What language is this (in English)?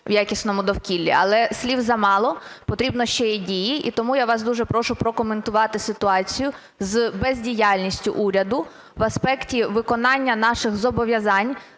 Ukrainian